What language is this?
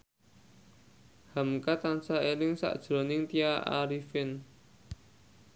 Javanese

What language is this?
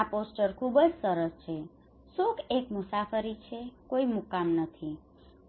Gujarati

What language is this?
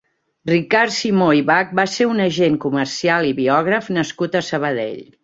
Catalan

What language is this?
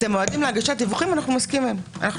Hebrew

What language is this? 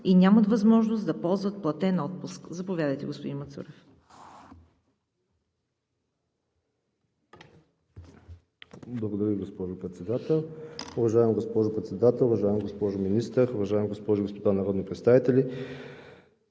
Bulgarian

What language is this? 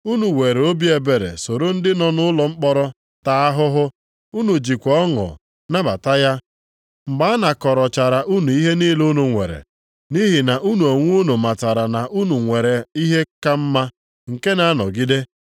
Igbo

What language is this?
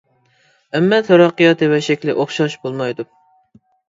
Uyghur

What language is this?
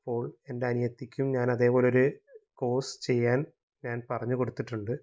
Malayalam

